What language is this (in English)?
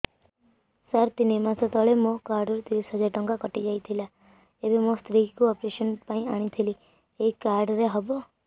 Odia